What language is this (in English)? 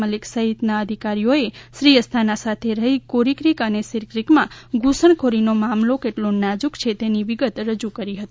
Gujarati